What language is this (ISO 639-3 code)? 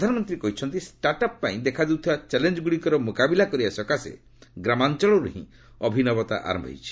ori